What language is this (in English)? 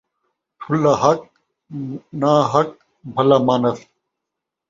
Saraiki